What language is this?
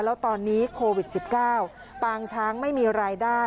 Thai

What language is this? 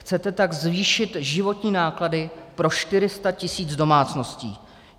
Czech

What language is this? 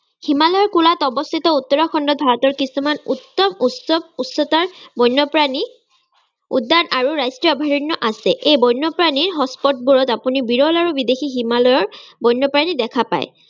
Assamese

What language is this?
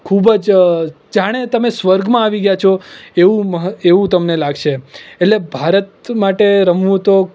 Gujarati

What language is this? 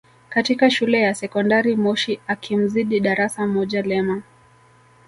Swahili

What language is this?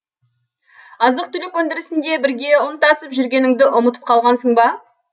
Kazakh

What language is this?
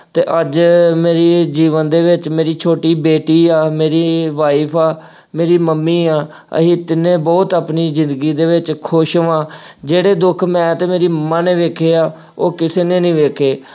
Punjabi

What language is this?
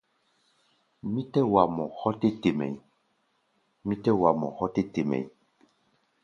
Gbaya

